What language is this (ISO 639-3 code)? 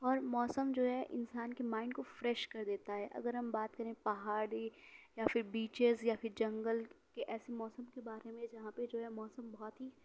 urd